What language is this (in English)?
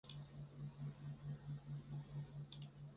Chinese